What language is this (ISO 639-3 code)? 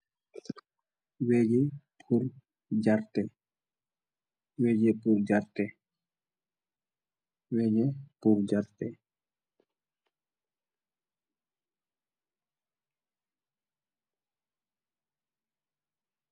wol